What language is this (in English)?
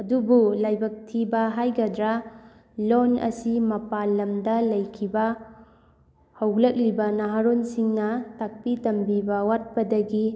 Manipuri